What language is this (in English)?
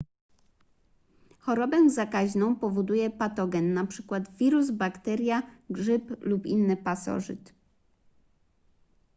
Polish